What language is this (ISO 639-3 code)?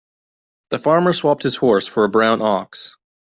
eng